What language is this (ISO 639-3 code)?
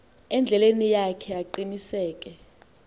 xho